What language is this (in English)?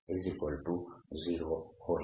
Gujarati